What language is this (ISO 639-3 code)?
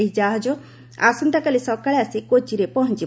ori